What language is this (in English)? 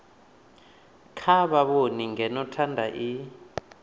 Venda